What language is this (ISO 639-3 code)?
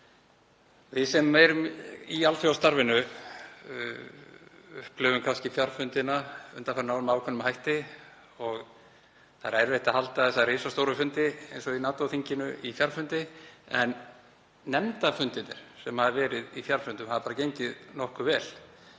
isl